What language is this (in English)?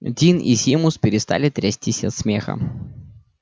Russian